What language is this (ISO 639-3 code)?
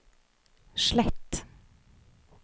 nor